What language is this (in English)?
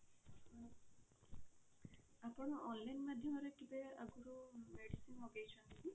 Odia